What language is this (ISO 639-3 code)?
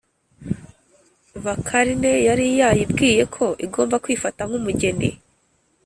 kin